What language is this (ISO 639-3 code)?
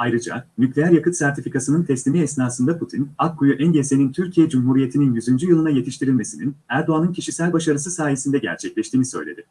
tur